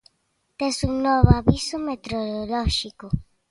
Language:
Galician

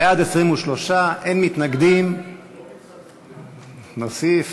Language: Hebrew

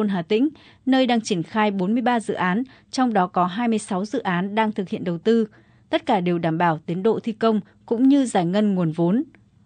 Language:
Vietnamese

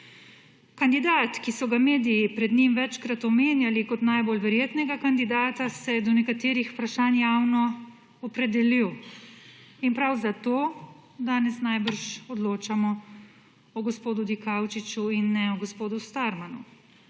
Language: Slovenian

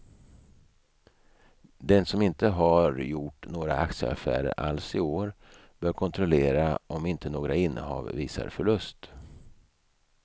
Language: Swedish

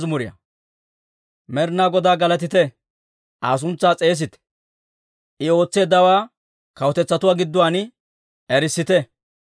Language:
Dawro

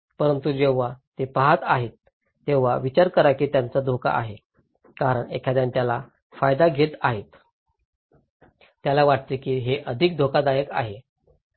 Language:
Marathi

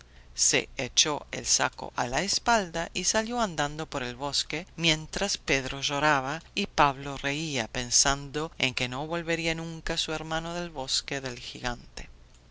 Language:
Spanish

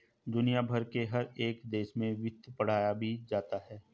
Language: Hindi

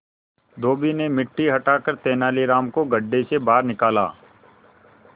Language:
Hindi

